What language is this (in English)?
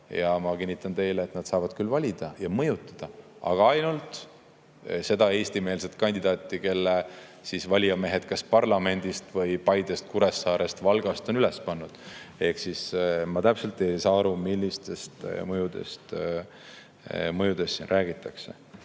Estonian